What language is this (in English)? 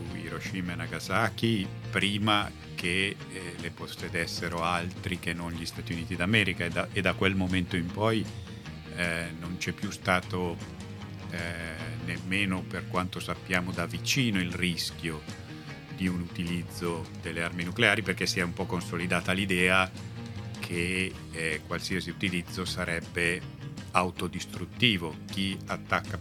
Italian